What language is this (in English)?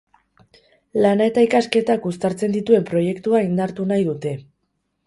Basque